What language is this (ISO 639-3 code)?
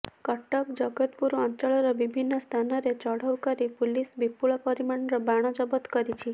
ori